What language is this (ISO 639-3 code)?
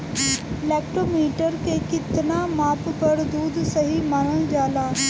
bho